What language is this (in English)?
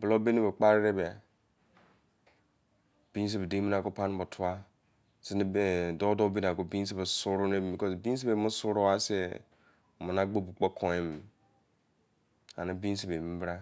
Izon